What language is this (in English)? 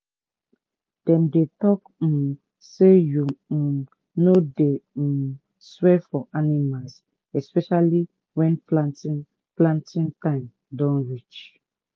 Nigerian Pidgin